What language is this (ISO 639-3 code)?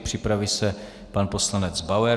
ces